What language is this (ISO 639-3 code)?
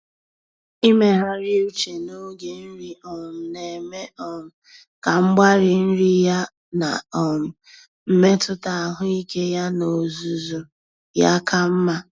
ibo